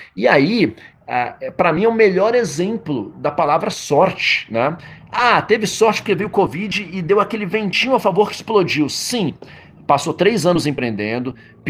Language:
Portuguese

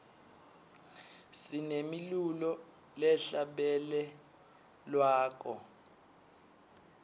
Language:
Swati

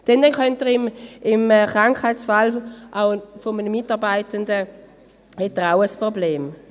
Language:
Swiss German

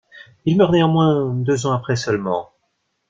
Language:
French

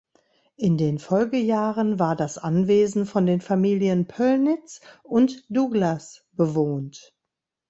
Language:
German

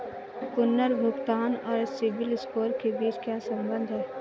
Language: Hindi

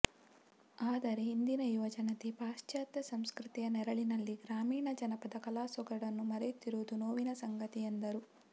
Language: Kannada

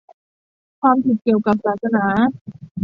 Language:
Thai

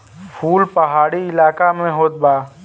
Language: Bhojpuri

